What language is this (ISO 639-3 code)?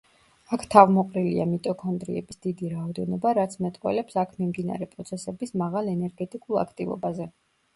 kat